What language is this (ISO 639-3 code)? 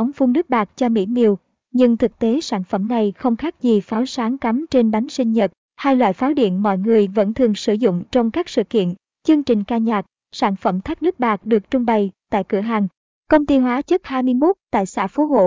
vie